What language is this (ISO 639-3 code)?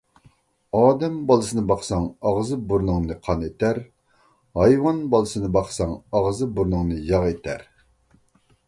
uig